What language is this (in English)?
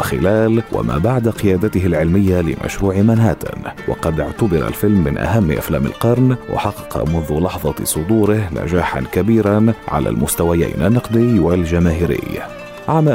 Arabic